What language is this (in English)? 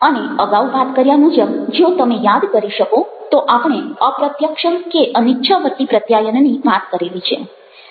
Gujarati